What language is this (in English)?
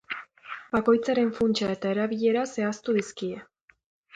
Basque